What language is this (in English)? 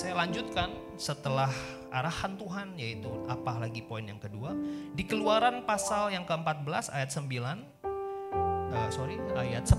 Indonesian